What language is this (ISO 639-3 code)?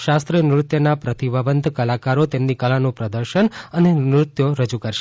guj